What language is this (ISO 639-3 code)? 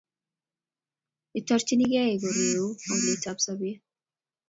kln